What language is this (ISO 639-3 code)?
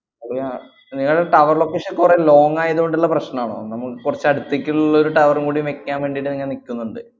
mal